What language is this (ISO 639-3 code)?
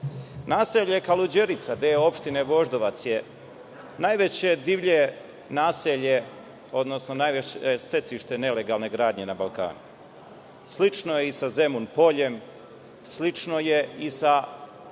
srp